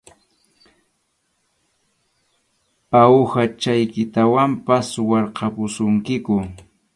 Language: Arequipa-La Unión Quechua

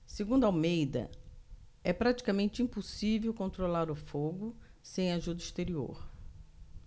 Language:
Portuguese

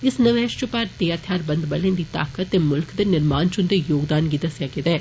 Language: Dogri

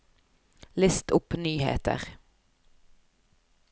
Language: Norwegian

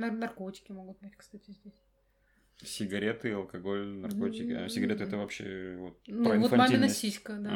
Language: Russian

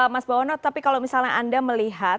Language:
Indonesian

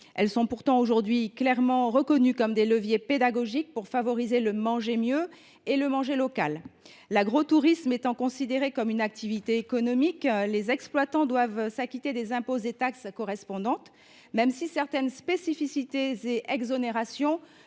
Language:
French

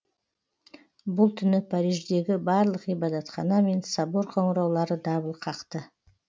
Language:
Kazakh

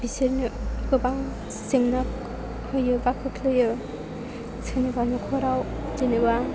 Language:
Bodo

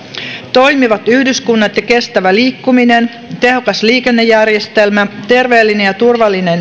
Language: Finnish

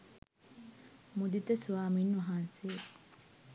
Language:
Sinhala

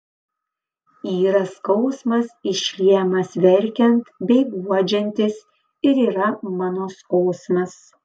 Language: Lithuanian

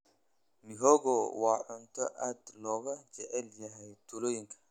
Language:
Somali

